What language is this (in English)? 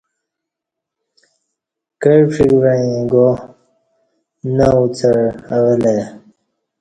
Kati